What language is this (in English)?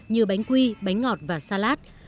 Vietnamese